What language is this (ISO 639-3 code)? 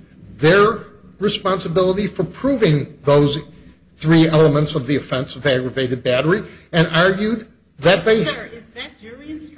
eng